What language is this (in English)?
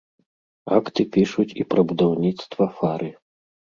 Belarusian